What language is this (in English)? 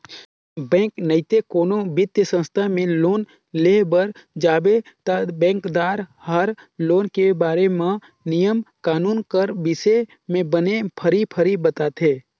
Chhattisgarhi